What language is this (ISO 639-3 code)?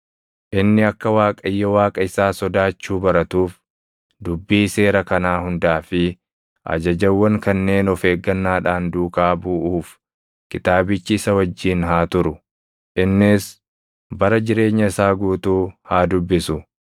orm